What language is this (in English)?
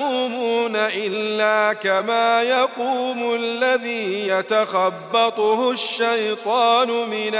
Arabic